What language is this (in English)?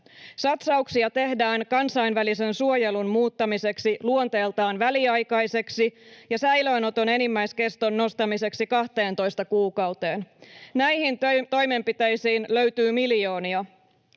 Finnish